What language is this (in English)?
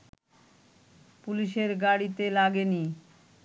Bangla